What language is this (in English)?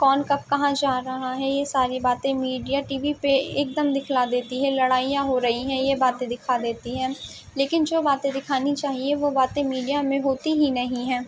Urdu